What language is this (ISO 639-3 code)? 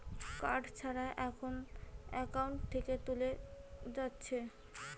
ben